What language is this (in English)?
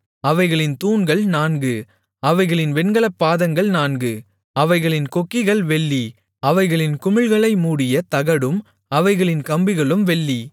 Tamil